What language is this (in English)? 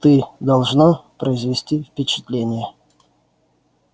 Russian